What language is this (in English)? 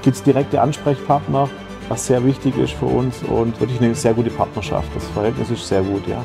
German